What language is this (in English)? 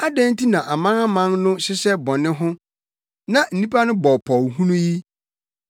Akan